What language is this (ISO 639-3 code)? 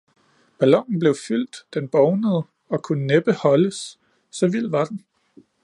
dan